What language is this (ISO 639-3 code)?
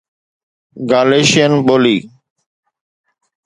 snd